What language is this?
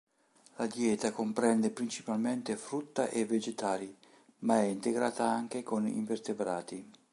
Italian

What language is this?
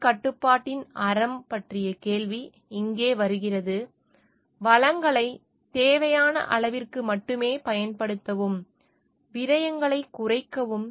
Tamil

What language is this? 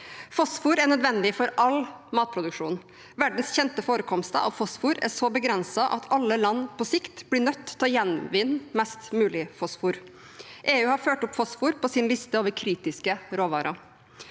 Norwegian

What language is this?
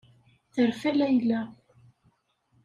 Kabyle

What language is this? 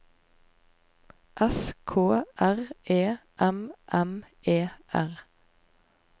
Norwegian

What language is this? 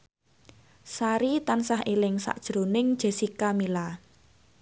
Javanese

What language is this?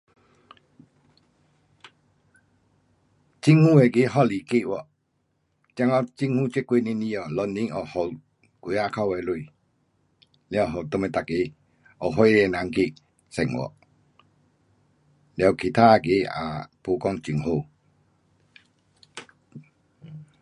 Pu-Xian Chinese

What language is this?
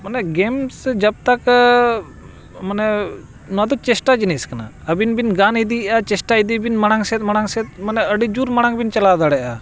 Santali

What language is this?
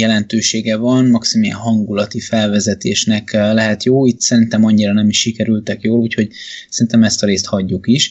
Hungarian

